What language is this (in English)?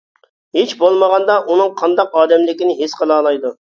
Uyghur